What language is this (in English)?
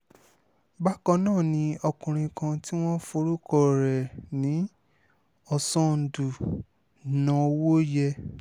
Yoruba